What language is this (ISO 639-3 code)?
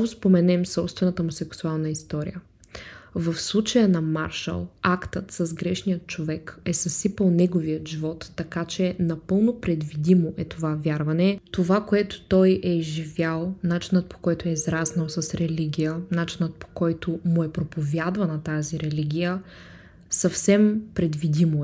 bul